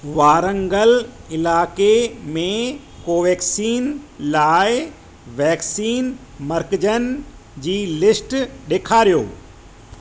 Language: Sindhi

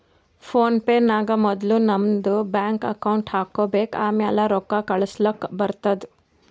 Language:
Kannada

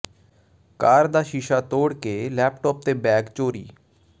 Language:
Punjabi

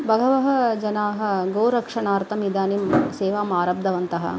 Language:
Sanskrit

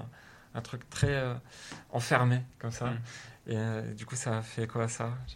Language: French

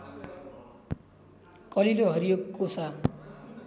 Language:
Nepali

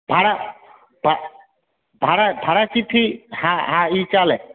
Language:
Gujarati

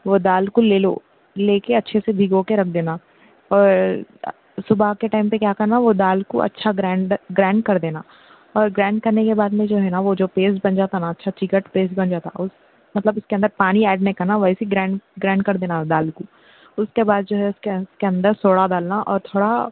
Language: Urdu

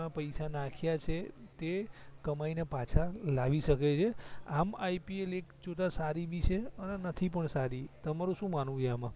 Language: Gujarati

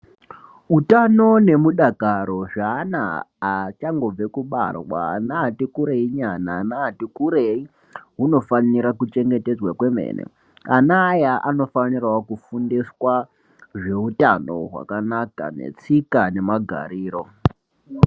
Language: Ndau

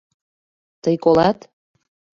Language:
Mari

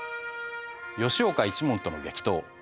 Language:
Japanese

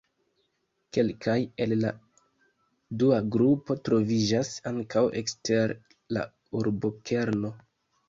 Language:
Esperanto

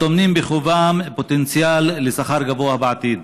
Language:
Hebrew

